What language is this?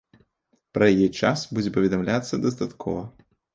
Belarusian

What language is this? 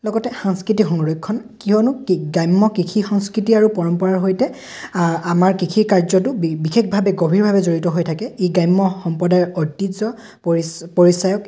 Assamese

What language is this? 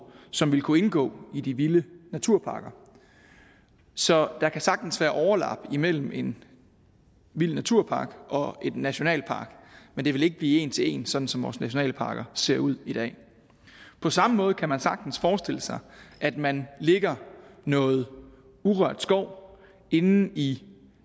Danish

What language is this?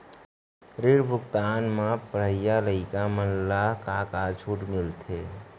Chhattisgarhi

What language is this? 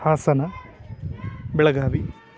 Sanskrit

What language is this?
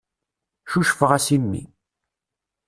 Kabyle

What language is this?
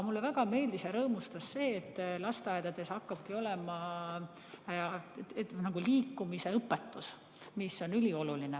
Estonian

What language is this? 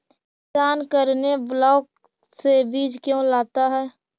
Magahi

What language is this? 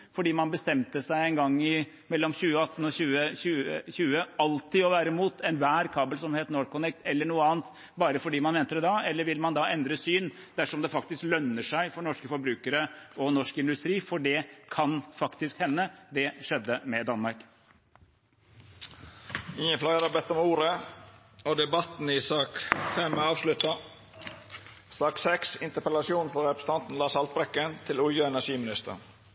Norwegian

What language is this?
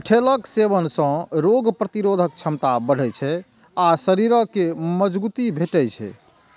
Maithili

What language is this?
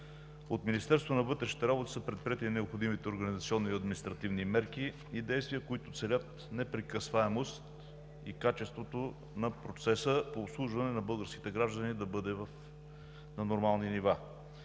Bulgarian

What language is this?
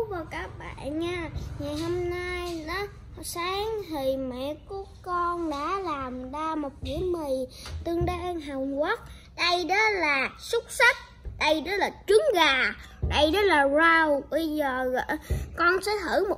Vietnamese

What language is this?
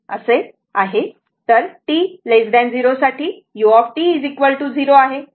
Marathi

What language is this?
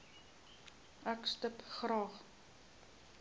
Afrikaans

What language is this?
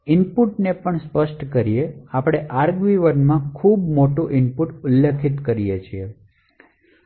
Gujarati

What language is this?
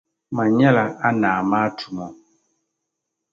Dagbani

